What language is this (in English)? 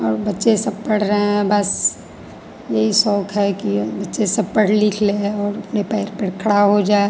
Hindi